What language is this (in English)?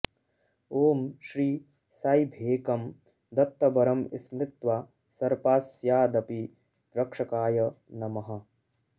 Sanskrit